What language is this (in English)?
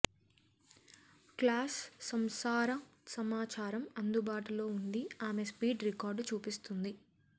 Telugu